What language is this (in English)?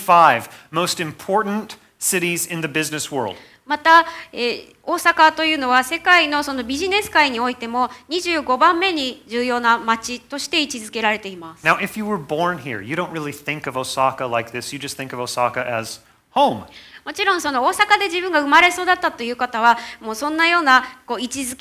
Japanese